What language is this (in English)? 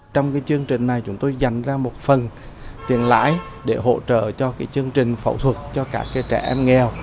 Vietnamese